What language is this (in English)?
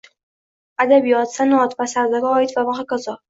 Uzbek